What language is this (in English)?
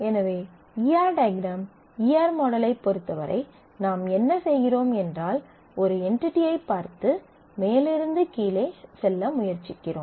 Tamil